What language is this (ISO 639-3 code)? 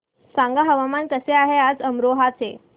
mar